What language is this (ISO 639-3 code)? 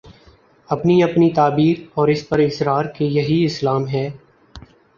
urd